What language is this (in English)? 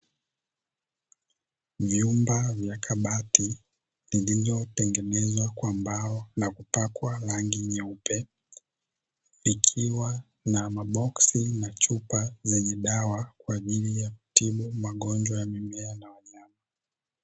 Swahili